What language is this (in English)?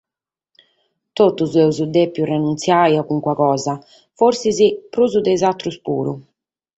Sardinian